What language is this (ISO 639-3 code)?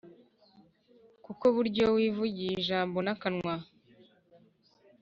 kin